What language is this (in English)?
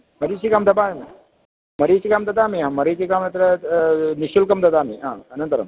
Sanskrit